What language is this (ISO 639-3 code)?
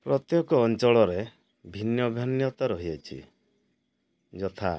ori